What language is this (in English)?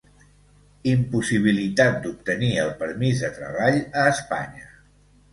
Catalan